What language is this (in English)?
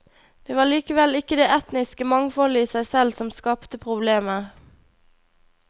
Norwegian